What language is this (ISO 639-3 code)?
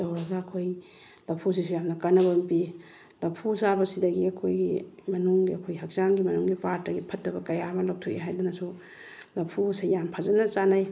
mni